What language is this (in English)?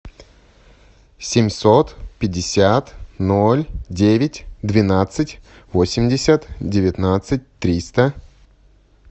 Russian